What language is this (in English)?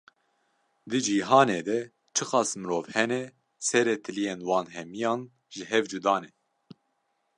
Kurdish